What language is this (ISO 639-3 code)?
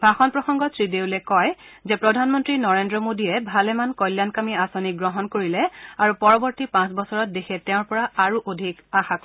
asm